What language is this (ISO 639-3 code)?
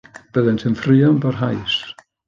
cym